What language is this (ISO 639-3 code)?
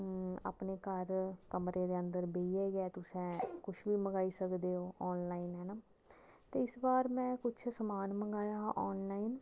doi